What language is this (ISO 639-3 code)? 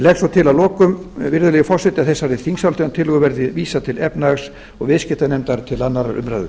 isl